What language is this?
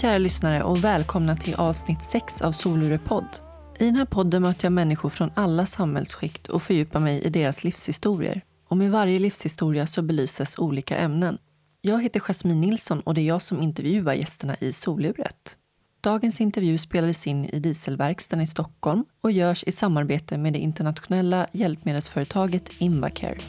Swedish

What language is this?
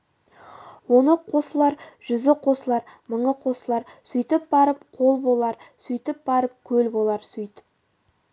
Kazakh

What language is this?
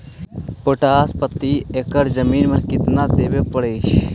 Magahi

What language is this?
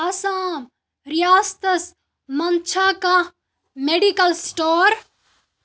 Kashmiri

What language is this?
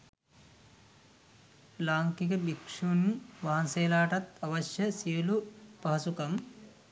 Sinhala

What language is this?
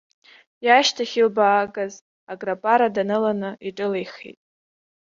Abkhazian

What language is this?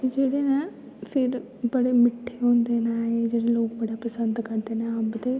Dogri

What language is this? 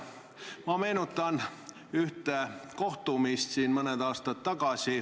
Estonian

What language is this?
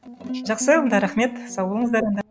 Kazakh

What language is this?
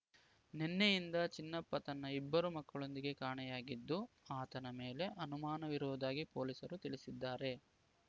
Kannada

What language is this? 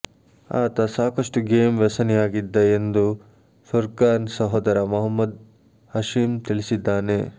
Kannada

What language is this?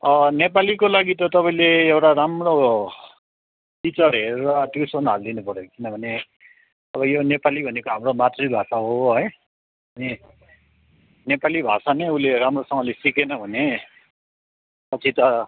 Nepali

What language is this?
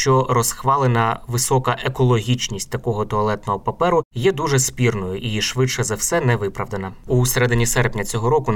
Ukrainian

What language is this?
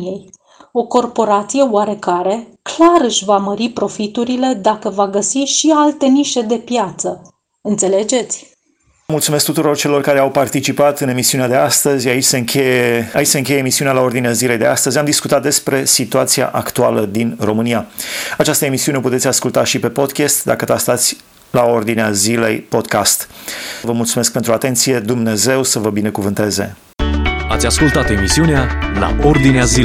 Romanian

